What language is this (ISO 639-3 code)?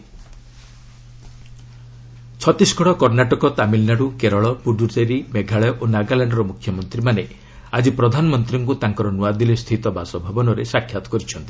ori